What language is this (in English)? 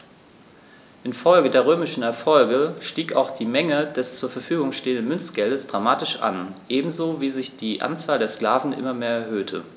German